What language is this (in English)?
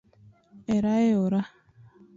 Luo (Kenya and Tanzania)